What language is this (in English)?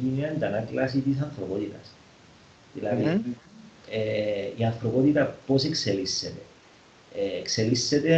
Greek